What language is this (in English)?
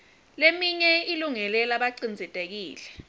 Swati